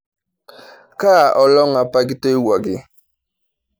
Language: Masai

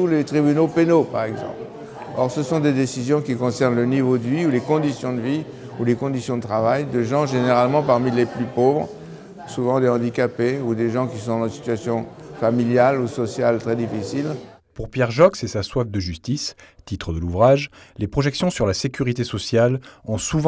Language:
French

